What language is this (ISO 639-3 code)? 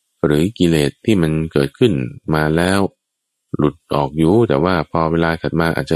tha